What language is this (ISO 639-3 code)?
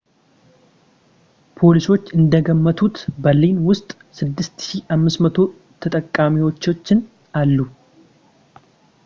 amh